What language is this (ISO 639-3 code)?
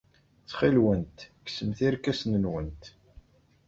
kab